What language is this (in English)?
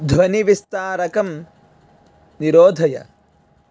Sanskrit